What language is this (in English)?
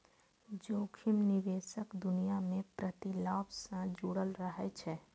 Maithili